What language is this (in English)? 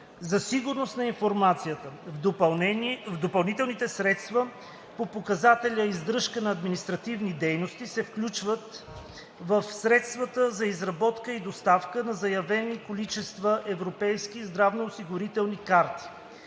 Bulgarian